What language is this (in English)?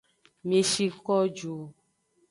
Aja (Benin)